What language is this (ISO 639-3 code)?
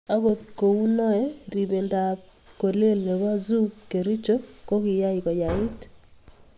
kln